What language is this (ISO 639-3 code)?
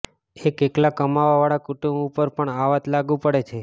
guj